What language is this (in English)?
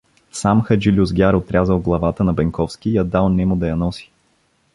Bulgarian